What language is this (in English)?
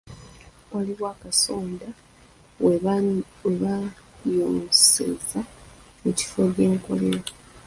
Ganda